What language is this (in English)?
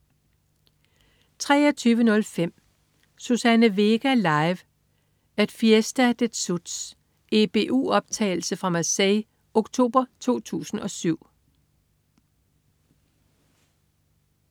Danish